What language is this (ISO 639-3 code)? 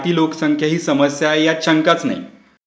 mar